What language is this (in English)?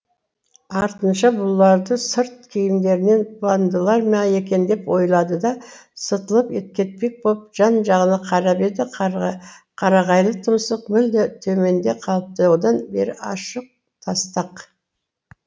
Kazakh